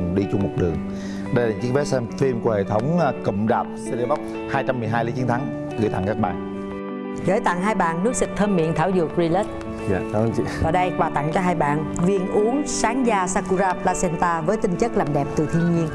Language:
Vietnamese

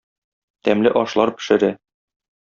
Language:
Tatar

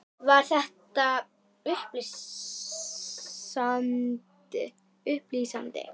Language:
Icelandic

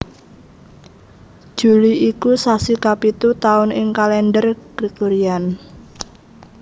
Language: Javanese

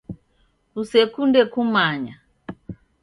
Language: Taita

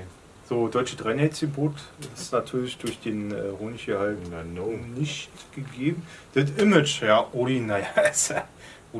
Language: German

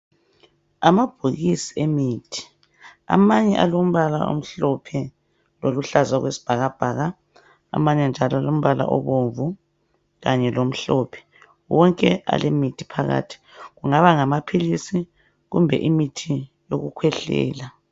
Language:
North Ndebele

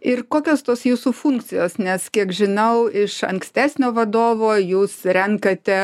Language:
Lithuanian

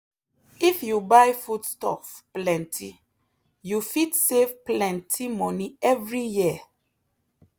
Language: Nigerian Pidgin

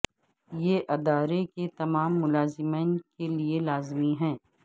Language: Urdu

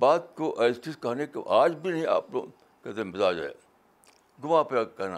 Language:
Urdu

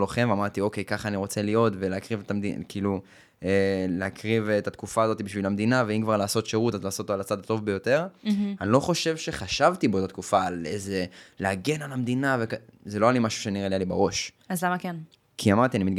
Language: Hebrew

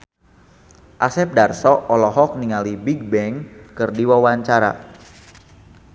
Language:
Sundanese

